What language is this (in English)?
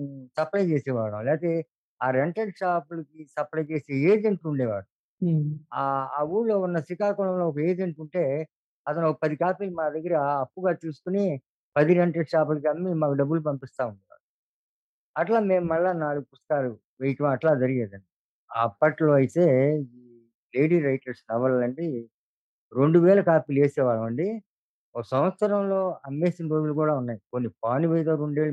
Telugu